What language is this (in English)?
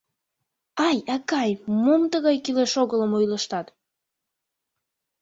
Mari